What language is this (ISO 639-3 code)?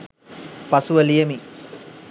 sin